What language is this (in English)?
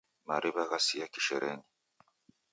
Taita